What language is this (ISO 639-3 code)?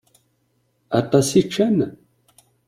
kab